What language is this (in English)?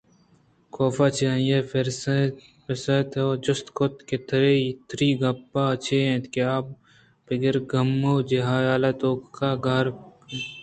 Eastern Balochi